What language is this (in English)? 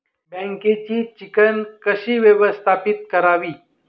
Marathi